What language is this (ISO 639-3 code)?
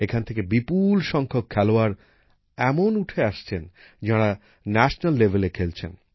ben